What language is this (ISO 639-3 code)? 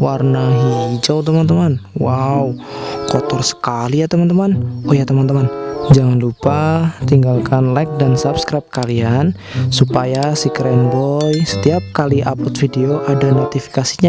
ind